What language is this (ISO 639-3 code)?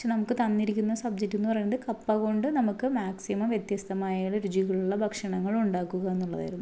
mal